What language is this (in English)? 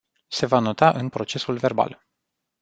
Romanian